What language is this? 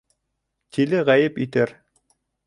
Bashkir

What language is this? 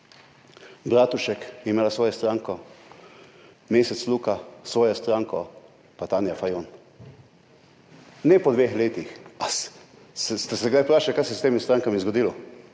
Slovenian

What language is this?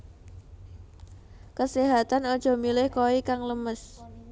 Javanese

